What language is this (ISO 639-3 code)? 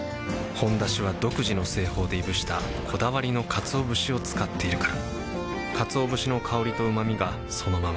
jpn